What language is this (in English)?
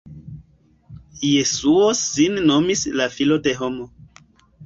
Esperanto